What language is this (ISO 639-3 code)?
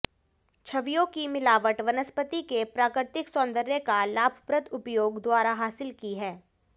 hin